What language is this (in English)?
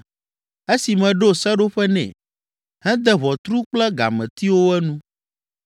Ewe